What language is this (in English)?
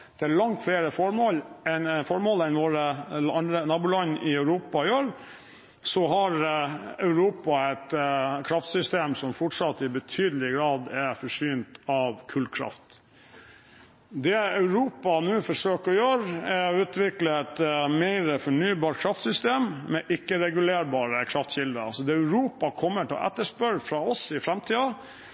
Norwegian Bokmål